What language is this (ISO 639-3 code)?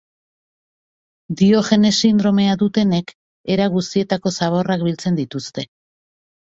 eus